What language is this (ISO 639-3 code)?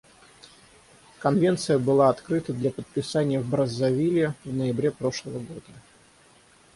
rus